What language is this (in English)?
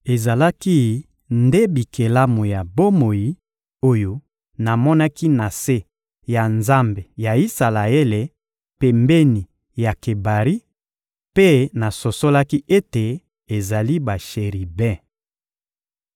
Lingala